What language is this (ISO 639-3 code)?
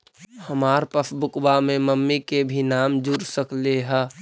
mag